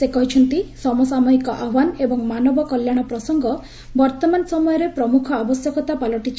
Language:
Odia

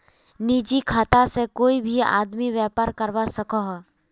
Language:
Magahi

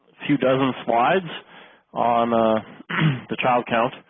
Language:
English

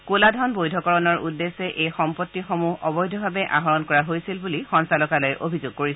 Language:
Assamese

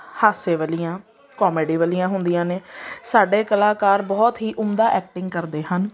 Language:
Punjabi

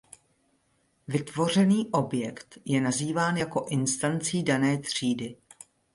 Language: Czech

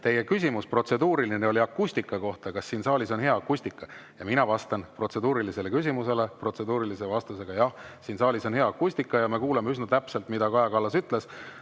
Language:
Estonian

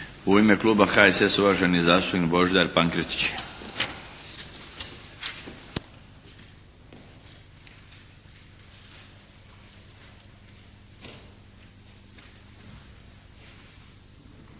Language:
Croatian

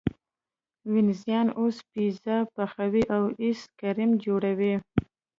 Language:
Pashto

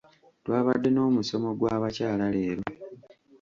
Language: Ganda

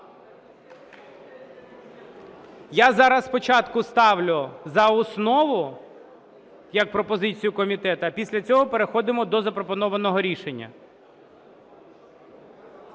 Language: Ukrainian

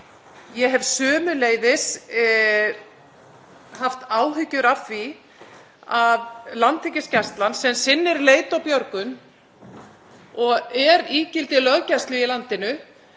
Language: Icelandic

